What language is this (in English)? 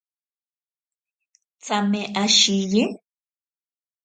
Ashéninka Perené